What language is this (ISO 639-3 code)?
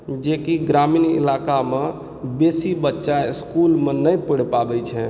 mai